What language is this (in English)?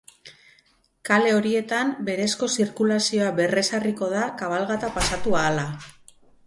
Basque